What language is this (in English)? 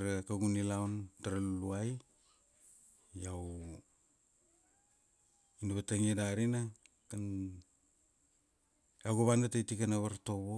Kuanua